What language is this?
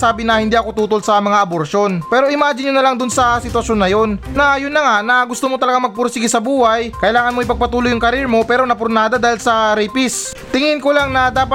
Filipino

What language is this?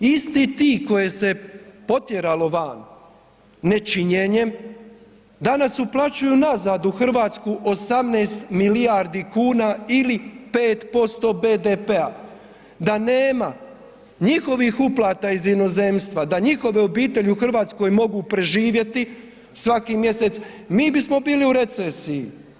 Croatian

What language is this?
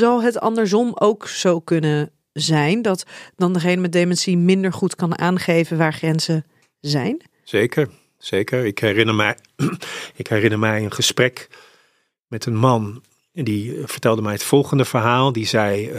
Dutch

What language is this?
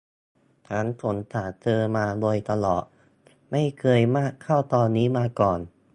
Thai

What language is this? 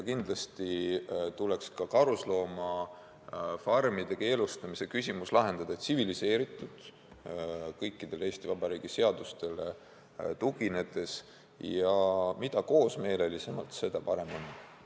Estonian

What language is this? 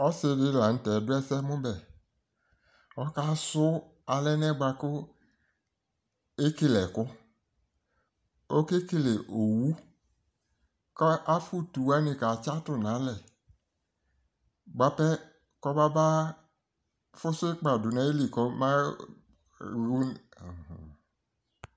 Ikposo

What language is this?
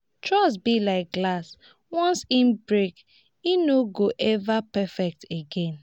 Nigerian Pidgin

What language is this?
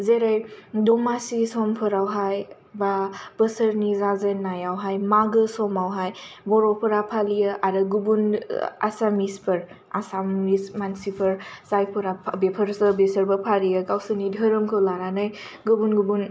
Bodo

